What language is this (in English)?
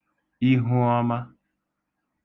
Igbo